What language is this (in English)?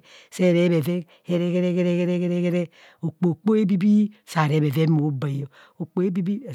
Kohumono